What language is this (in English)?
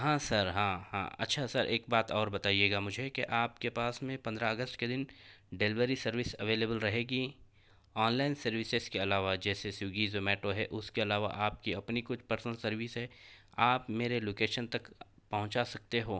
Urdu